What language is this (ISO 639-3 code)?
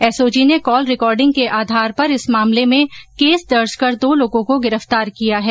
hin